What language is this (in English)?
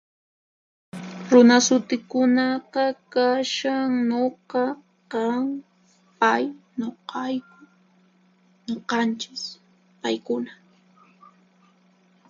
Puno Quechua